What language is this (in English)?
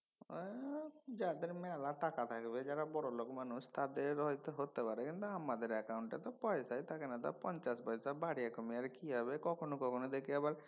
Bangla